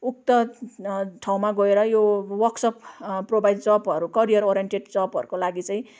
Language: Nepali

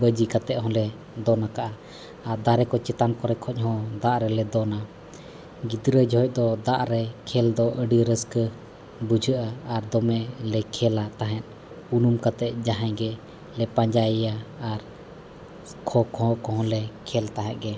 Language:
Santali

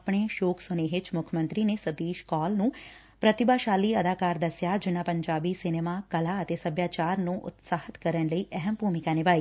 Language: Punjabi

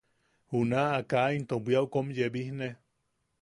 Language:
Yaqui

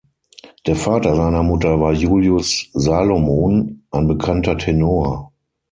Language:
German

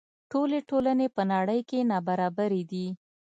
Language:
Pashto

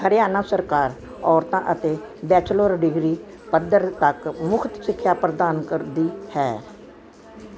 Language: Punjabi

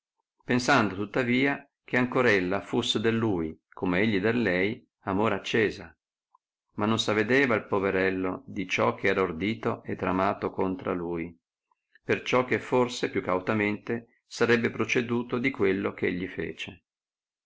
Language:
Italian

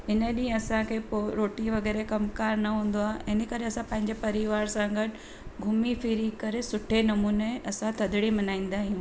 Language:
Sindhi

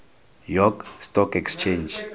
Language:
Tswana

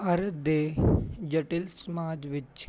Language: Punjabi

